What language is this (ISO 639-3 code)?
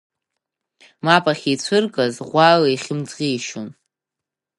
abk